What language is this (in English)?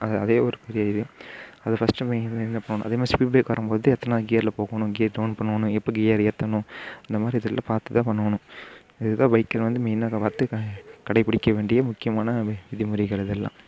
Tamil